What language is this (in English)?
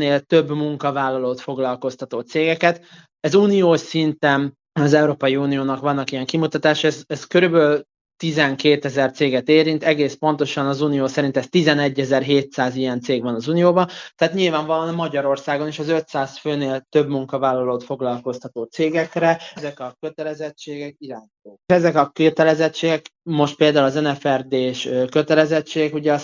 Hungarian